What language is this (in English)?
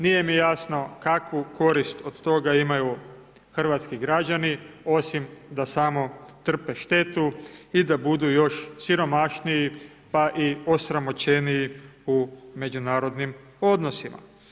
Croatian